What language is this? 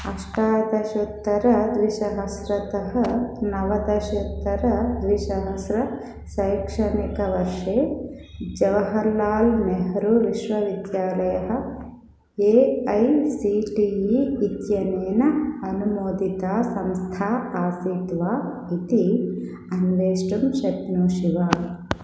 Sanskrit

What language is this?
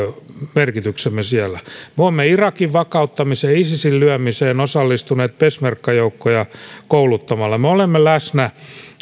Finnish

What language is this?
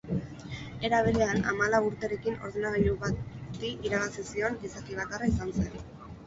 Basque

